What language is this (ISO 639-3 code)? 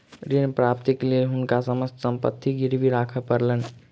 mai